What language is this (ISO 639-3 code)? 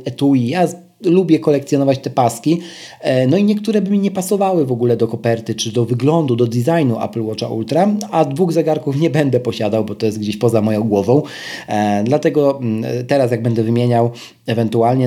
pol